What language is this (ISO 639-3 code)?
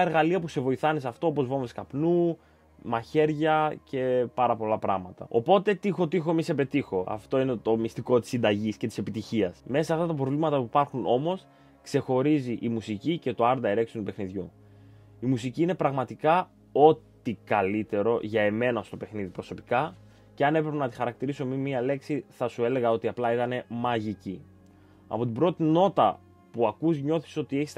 ell